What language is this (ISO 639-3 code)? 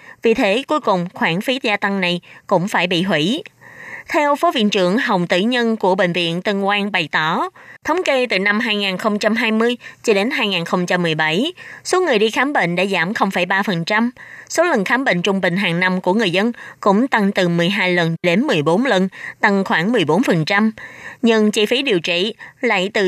vie